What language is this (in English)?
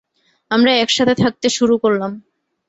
Bangla